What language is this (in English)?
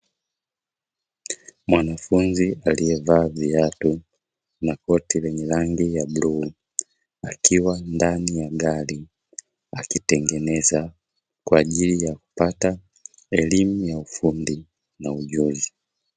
Swahili